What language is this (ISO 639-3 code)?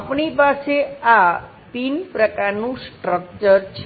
guj